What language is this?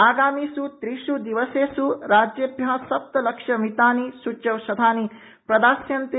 Sanskrit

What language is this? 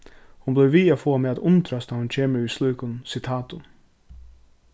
Faroese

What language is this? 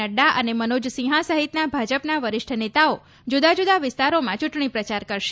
Gujarati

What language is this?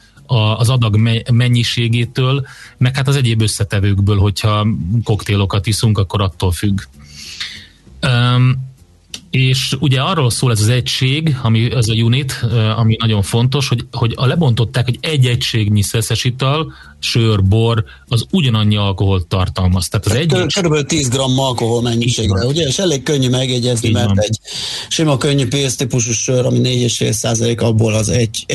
Hungarian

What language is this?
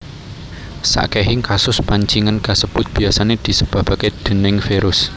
Javanese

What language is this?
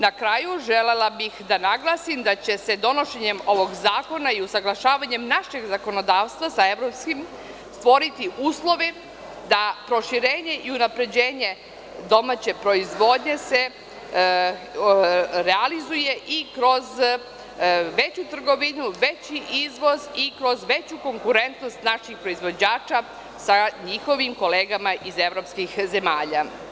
Serbian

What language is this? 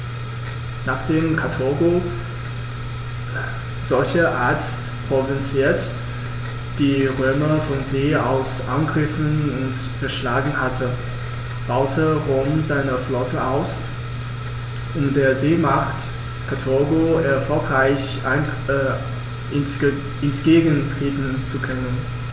German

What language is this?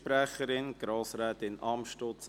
Swiss German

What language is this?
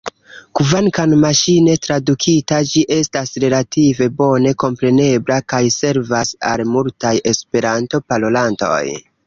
Esperanto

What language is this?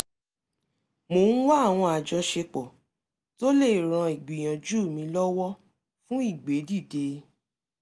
Yoruba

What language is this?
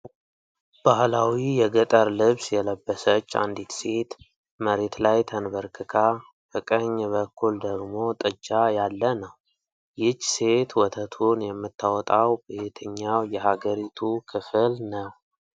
Amharic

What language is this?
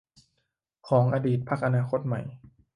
Thai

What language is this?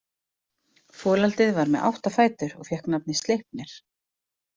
Icelandic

